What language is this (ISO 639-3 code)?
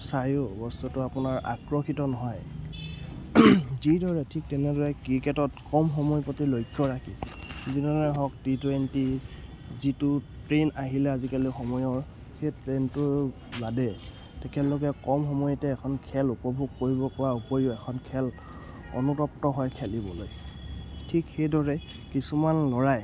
asm